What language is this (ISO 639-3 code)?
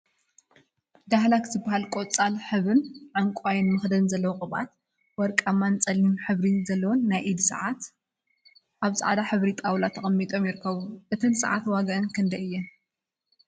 tir